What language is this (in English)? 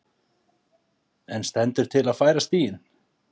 Icelandic